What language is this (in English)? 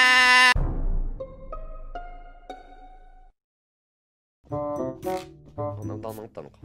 Japanese